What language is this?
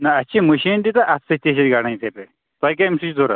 Kashmiri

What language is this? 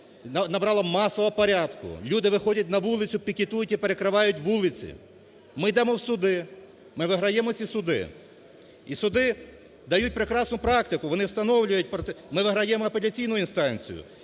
Ukrainian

